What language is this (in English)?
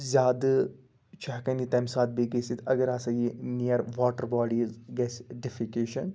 Kashmiri